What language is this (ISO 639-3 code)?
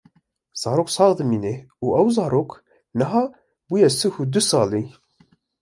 kur